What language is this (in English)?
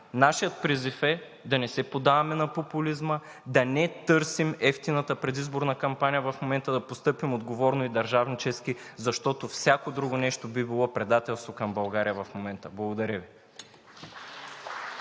Bulgarian